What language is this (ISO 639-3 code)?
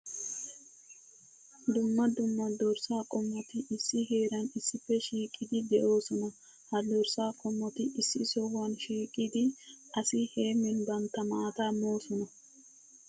wal